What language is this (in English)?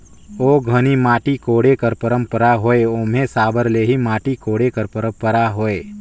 Chhattisgarhi